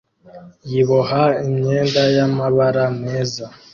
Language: Kinyarwanda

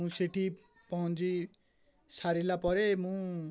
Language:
Odia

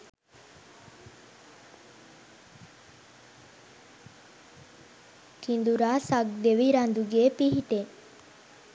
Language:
Sinhala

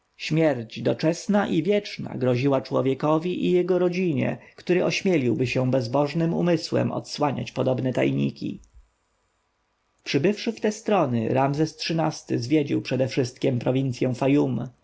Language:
Polish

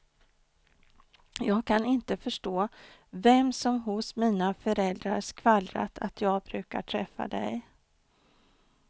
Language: Swedish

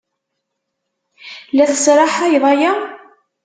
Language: Kabyle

